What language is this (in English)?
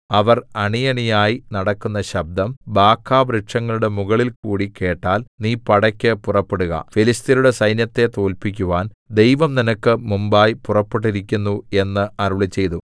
Malayalam